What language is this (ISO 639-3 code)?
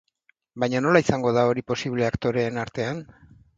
eus